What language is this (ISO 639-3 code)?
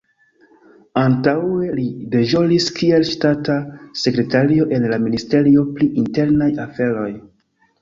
epo